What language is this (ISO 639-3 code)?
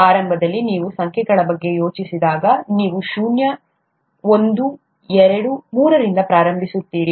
kan